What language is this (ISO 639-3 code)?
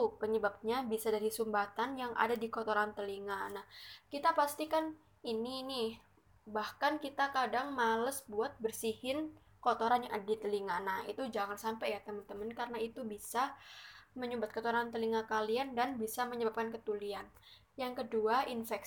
ind